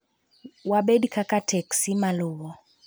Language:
Luo (Kenya and Tanzania)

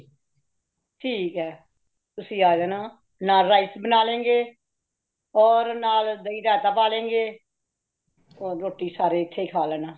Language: Punjabi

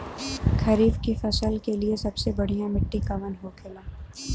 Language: Bhojpuri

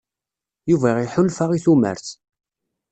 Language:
Kabyle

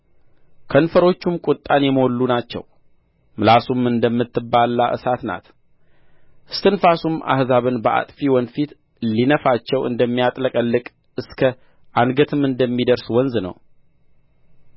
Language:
Amharic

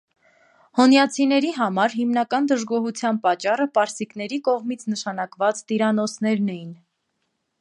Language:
Armenian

